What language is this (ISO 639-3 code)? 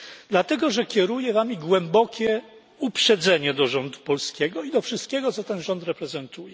pol